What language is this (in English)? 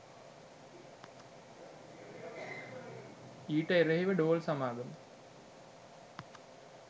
Sinhala